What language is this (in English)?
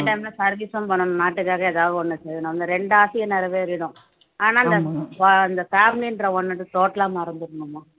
Tamil